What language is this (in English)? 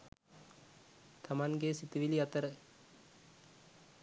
Sinhala